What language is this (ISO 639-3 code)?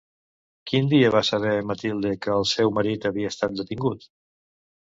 cat